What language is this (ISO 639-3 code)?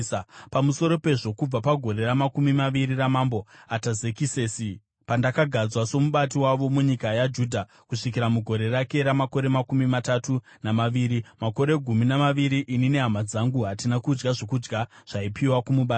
sna